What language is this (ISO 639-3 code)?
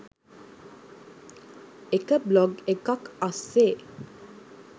sin